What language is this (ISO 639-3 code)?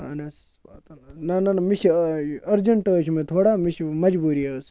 kas